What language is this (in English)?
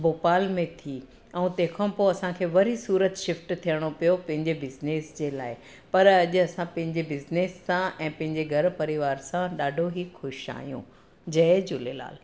Sindhi